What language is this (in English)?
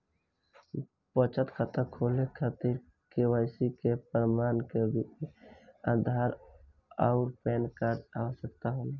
Bhojpuri